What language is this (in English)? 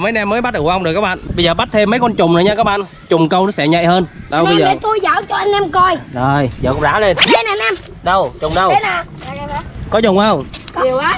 Vietnamese